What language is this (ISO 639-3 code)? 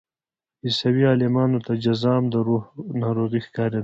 pus